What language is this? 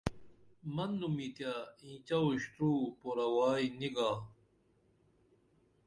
Dameli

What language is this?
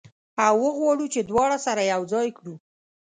Pashto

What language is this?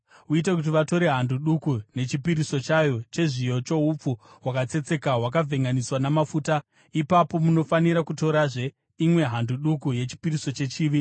Shona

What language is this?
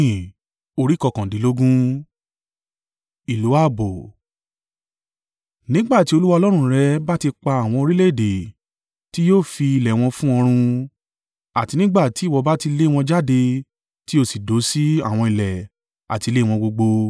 Yoruba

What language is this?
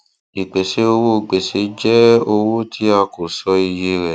Yoruba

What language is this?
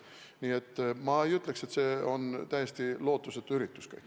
Estonian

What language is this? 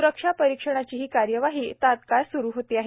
Marathi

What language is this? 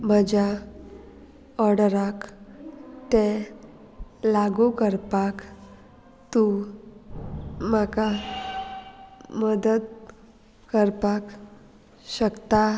Konkani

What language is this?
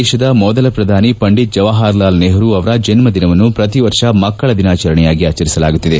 Kannada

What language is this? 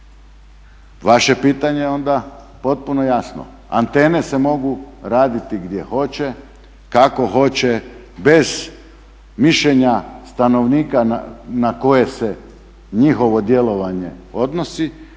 Croatian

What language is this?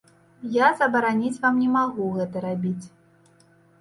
Belarusian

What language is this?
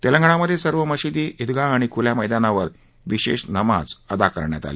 Marathi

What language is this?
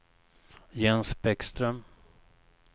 Swedish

